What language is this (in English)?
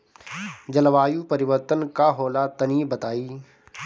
Bhojpuri